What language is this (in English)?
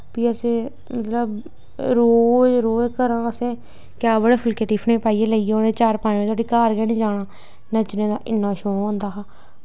Dogri